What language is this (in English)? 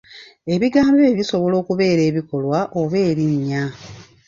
Ganda